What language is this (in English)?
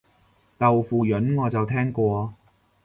Cantonese